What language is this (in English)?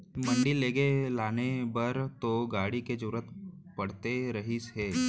Chhattisgarhi